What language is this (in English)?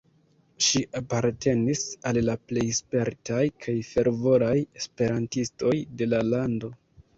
Esperanto